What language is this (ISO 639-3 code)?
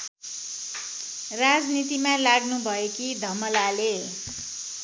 nep